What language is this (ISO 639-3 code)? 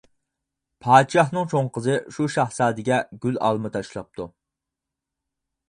uig